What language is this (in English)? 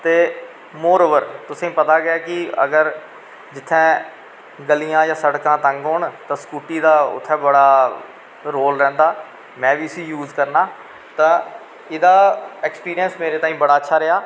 Dogri